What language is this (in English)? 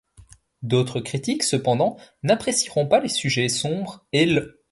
French